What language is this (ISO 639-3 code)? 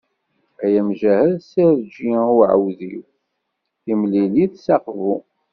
kab